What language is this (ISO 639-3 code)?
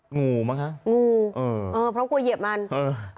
tha